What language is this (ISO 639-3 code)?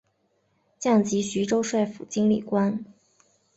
zho